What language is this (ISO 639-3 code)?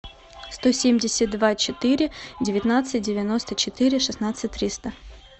rus